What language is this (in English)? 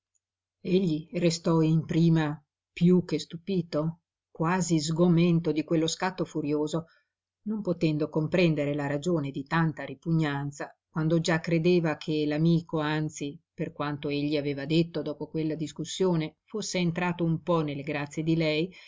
Italian